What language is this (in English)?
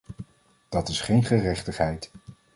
Dutch